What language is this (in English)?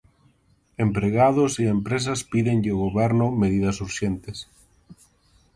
Galician